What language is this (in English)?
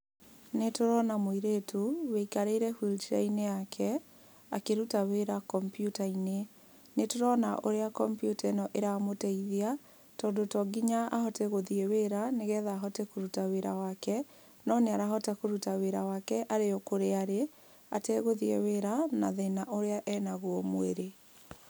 Kikuyu